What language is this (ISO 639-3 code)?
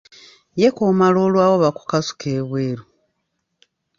lug